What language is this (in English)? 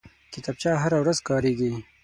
Pashto